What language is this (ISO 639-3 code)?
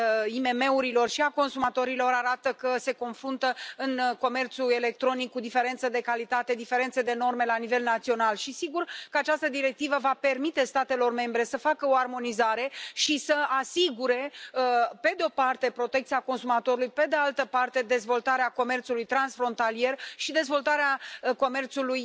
ron